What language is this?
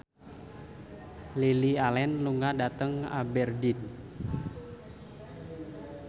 Javanese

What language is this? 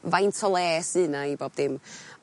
Welsh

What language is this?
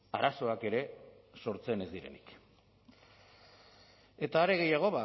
Basque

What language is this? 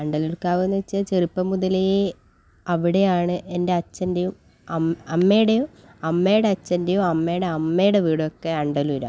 Malayalam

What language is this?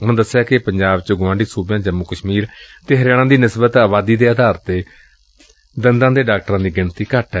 Punjabi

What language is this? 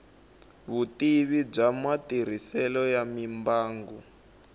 Tsonga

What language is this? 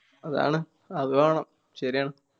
Malayalam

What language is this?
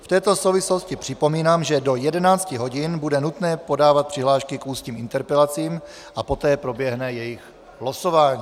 Czech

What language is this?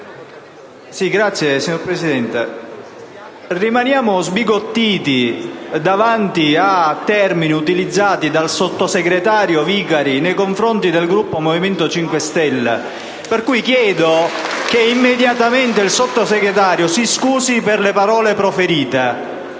Italian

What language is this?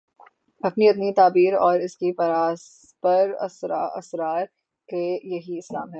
Urdu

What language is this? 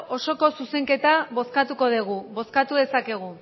Basque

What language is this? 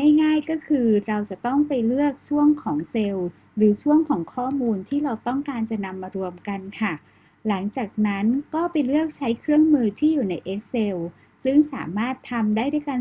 Thai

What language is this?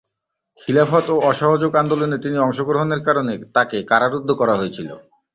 Bangla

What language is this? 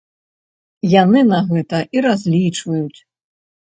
Belarusian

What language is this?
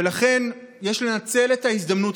Hebrew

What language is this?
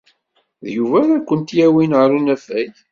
Kabyle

